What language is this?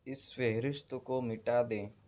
Urdu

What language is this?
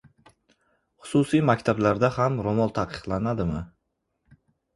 Uzbek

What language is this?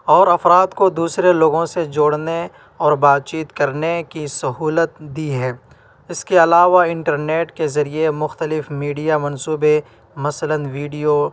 Urdu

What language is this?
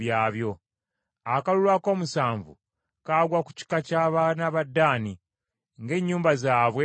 Ganda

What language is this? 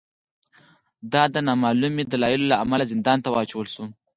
Pashto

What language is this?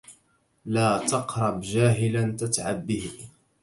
Arabic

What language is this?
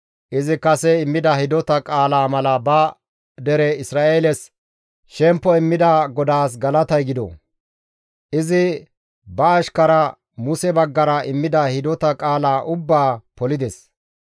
Gamo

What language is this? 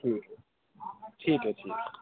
Urdu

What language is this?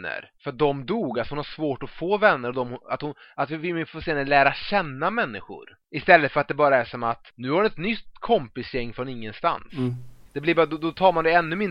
Swedish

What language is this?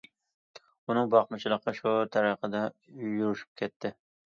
Uyghur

